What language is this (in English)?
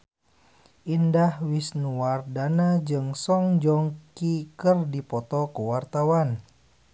Sundanese